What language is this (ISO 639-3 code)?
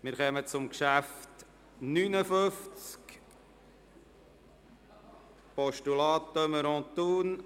gsw